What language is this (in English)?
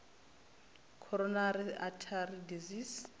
Venda